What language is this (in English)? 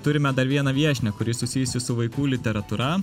Lithuanian